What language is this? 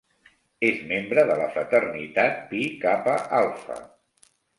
Catalan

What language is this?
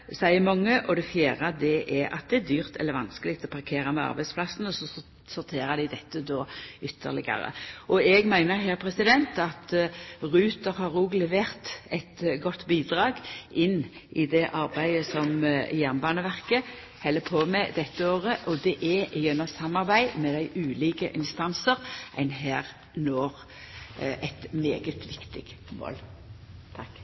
Norwegian Nynorsk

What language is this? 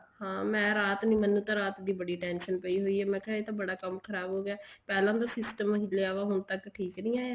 Punjabi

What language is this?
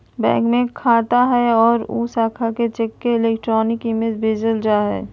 Magahi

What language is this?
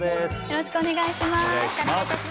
Japanese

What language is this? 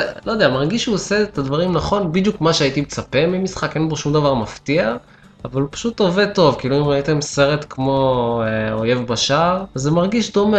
Hebrew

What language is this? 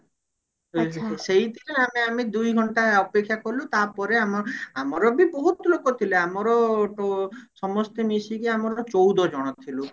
Odia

